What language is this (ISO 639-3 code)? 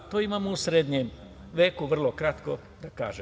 srp